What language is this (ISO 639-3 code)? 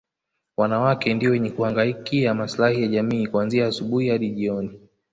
swa